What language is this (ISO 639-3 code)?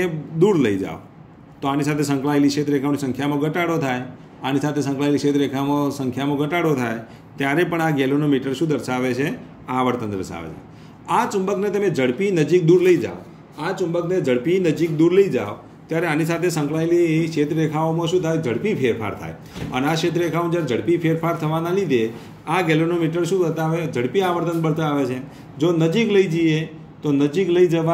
hin